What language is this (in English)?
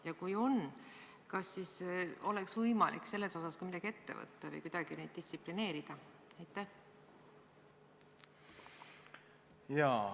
Estonian